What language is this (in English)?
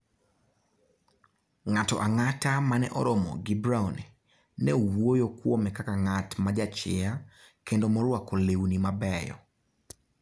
Luo (Kenya and Tanzania)